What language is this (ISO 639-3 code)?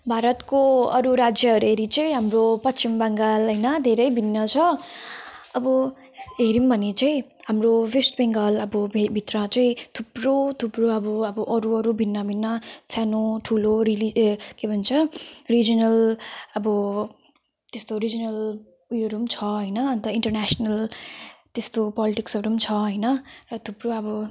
nep